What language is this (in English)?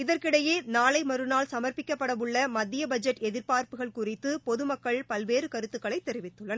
Tamil